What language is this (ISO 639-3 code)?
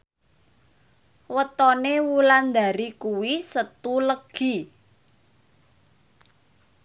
jav